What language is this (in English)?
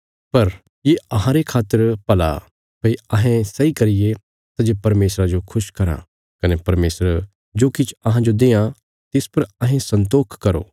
Bilaspuri